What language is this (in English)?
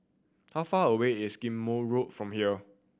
English